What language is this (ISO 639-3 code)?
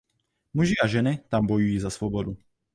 ces